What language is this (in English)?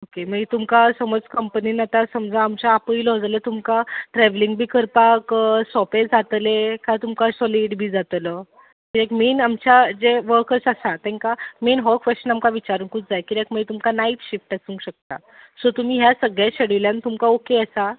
Konkani